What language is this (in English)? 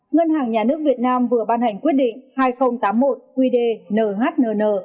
Vietnamese